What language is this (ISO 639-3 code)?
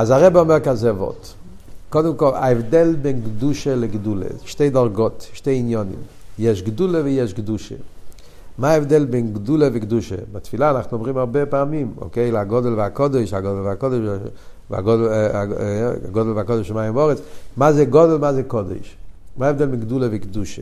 heb